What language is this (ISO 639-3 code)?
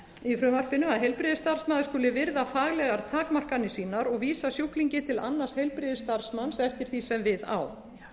isl